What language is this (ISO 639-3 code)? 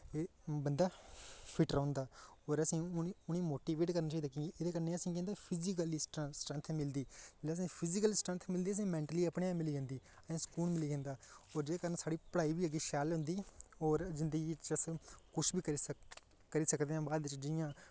doi